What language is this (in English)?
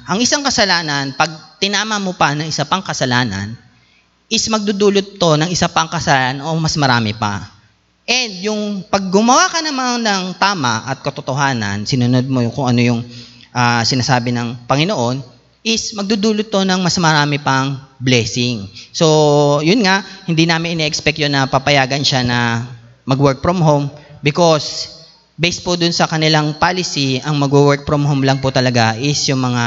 Filipino